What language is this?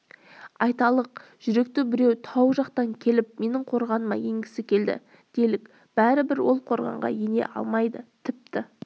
Kazakh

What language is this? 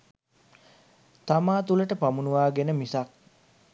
Sinhala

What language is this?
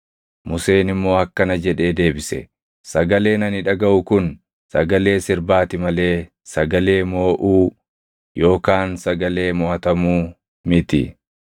Oromo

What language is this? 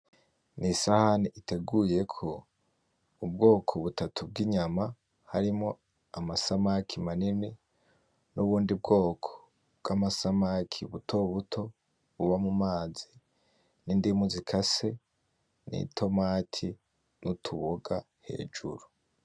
Rundi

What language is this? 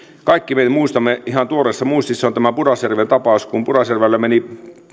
Finnish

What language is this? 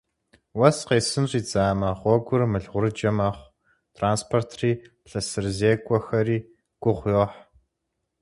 Kabardian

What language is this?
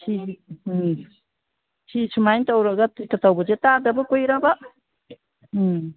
Manipuri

